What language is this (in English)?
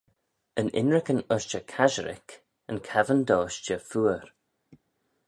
Manx